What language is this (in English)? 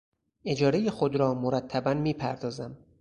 Persian